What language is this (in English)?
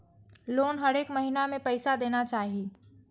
Maithili